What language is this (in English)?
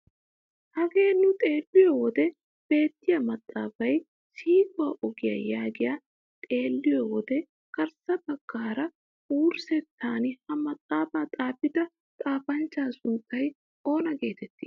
Wolaytta